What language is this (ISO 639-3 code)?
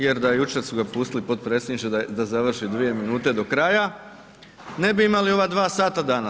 hrv